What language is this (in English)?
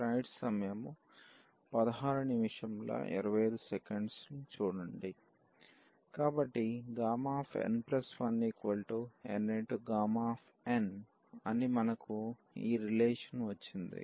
Telugu